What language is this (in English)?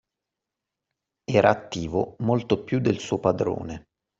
Italian